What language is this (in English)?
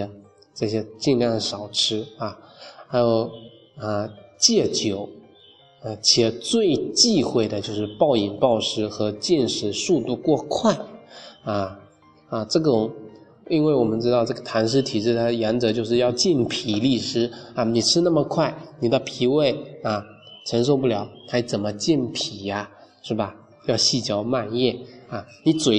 Chinese